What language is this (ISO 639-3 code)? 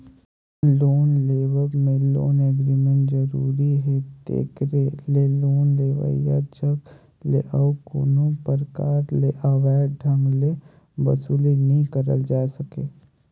hne